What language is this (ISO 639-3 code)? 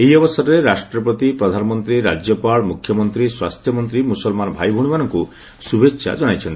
ori